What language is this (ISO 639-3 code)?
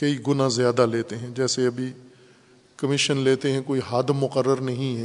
urd